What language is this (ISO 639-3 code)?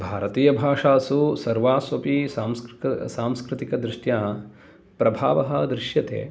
san